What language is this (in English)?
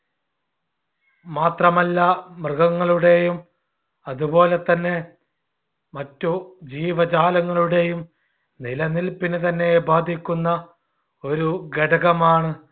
Malayalam